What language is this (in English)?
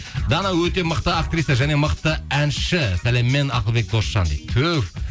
Kazakh